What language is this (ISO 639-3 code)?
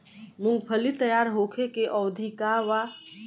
bho